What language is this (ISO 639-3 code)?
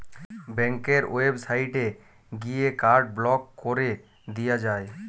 ben